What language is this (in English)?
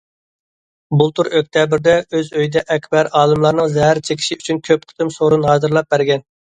Uyghur